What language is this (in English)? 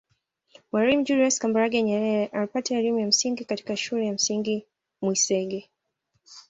Swahili